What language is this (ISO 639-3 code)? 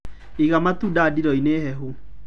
kik